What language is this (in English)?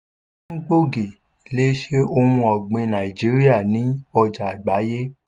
Yoruba